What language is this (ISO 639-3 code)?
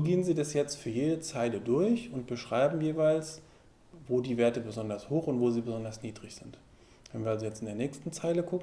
deu